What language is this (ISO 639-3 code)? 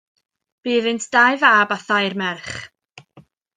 cym